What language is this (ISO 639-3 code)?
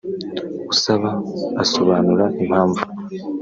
kin